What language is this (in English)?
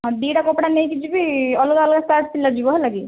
Odia